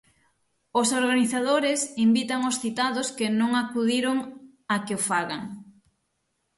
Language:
Galician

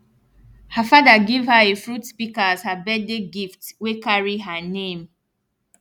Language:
Nigerian Pidgin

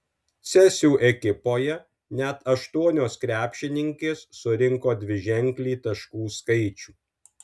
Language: Lithuanian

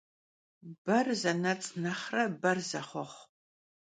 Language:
Kabardian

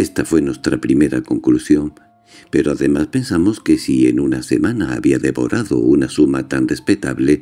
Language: Spanish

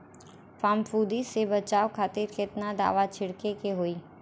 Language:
Bhojpuri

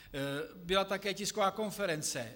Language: Czech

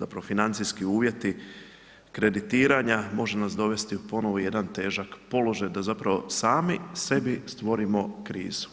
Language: Croatian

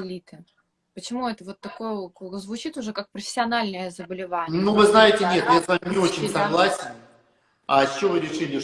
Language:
Russian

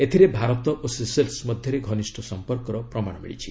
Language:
Odia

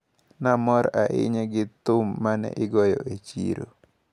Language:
Luo (Kenya and Tanzania)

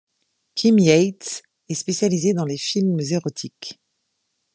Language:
French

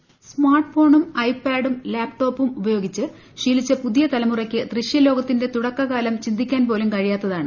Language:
Malayalam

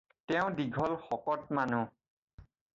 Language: Assamese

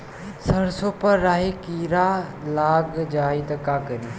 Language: Bhojpuri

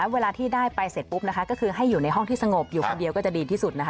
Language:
Thai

